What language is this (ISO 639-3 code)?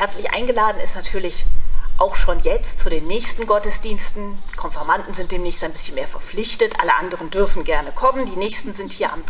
deu